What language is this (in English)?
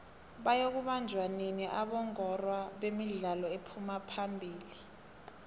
South Ndebele